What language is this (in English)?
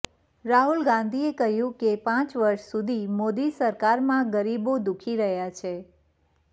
Gujarati